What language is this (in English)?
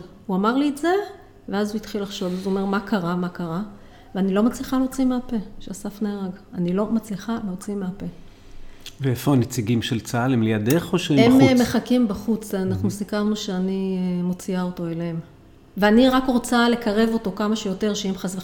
Hebrew